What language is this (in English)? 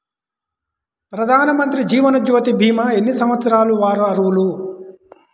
Telugu